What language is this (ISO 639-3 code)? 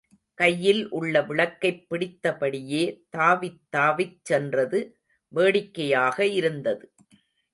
tam